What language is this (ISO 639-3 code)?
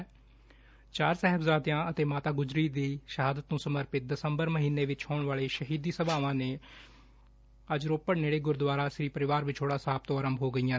pan